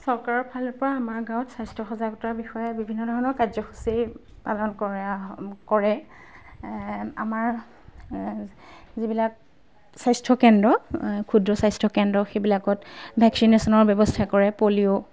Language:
Assamese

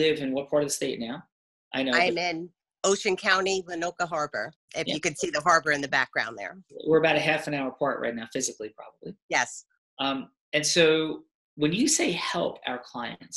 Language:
English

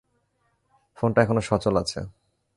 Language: Bangla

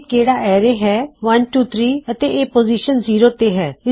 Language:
Punjabi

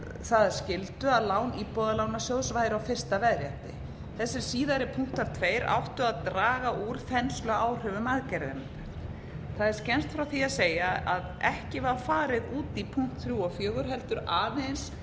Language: Icelandic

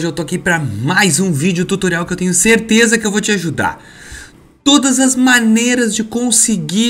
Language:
Portuguese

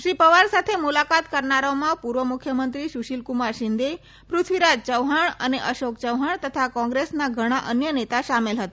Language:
Gujarati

